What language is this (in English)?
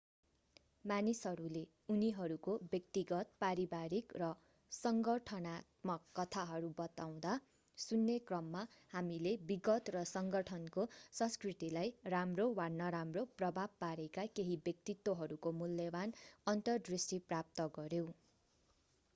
Nepali